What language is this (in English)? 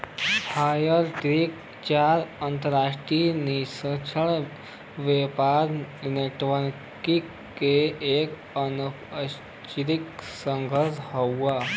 Bhojpuri